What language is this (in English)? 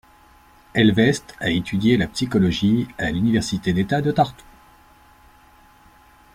French